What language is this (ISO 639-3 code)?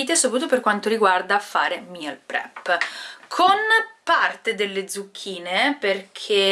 ita